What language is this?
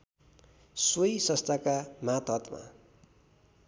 Nepali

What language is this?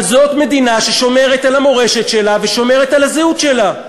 Hebrew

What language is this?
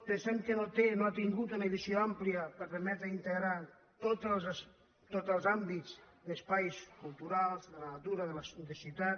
Catalan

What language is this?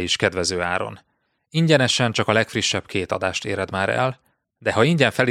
Hungarian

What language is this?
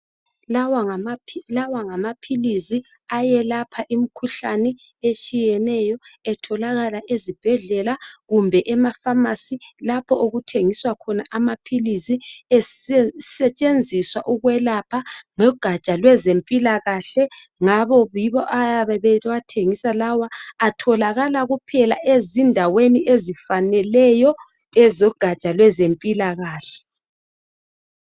North Ndebele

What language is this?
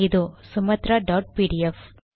Tamil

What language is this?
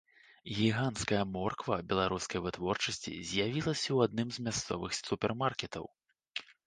Belarusian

